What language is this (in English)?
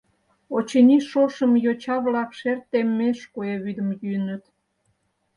Mari